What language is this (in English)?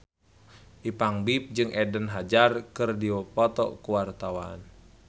Sundanese